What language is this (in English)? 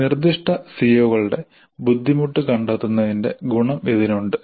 Malayalam